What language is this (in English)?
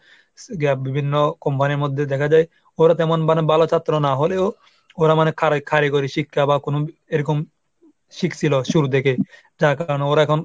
Bangla